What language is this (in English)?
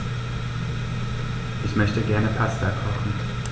German